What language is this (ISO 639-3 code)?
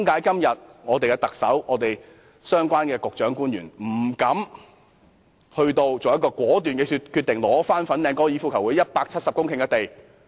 yue